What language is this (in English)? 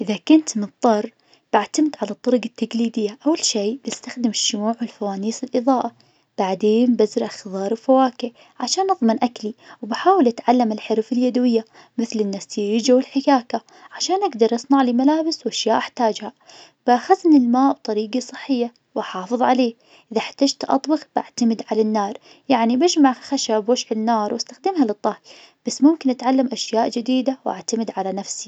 Najdi Arabic